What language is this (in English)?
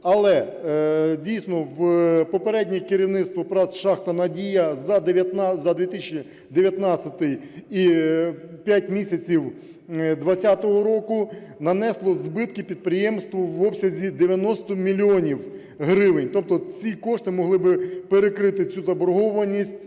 Ukrainian